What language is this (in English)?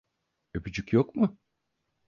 Turkish